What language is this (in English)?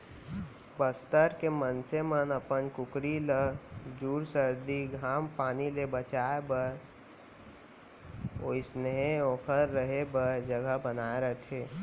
Chhattisgarhi